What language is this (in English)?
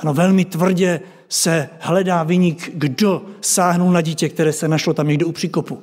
Czech